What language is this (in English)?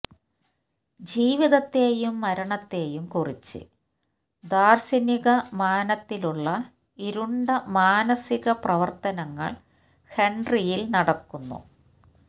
Malayalam